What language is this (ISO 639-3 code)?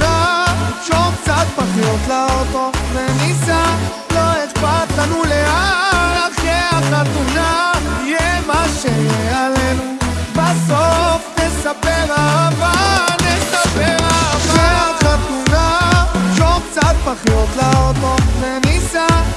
heb